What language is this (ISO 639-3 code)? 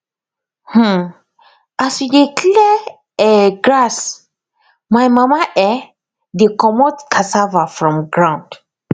pcm